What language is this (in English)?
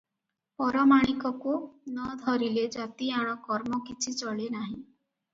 Odia